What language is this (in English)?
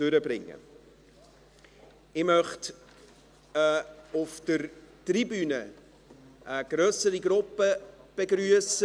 Swiss German